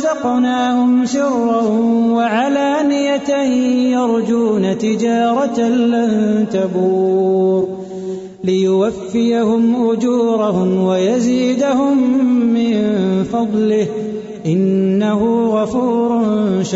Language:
Urdu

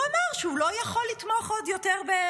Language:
Hebrew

